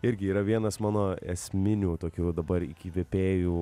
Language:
Lithuanian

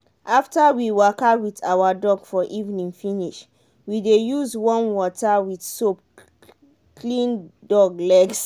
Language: Nigerian Pidgin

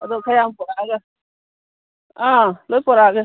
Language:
Manipuri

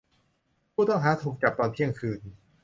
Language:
Thai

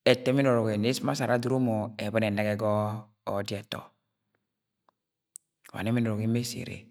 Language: Agwagwune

